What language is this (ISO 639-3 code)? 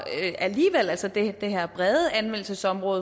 dan